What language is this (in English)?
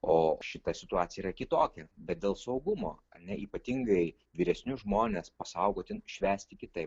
Lithuanian